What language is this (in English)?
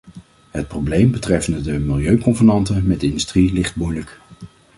Dutch